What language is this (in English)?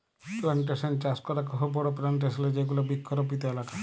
Bangla